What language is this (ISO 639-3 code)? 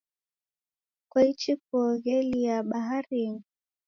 dav